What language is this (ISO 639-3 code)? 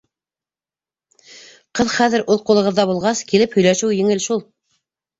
bak